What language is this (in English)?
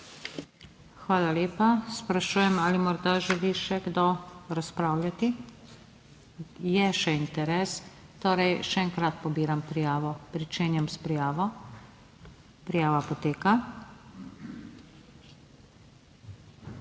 Slovenian